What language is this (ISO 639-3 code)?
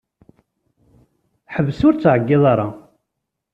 kab